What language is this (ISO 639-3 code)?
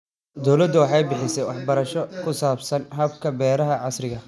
som